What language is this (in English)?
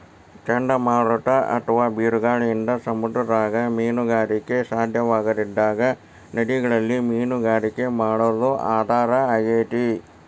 Kannada